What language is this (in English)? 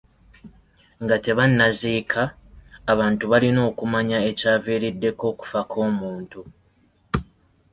Ganda